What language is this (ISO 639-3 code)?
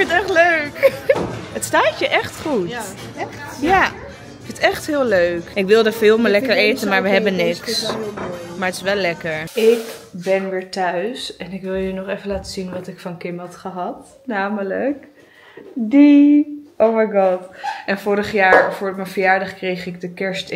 nld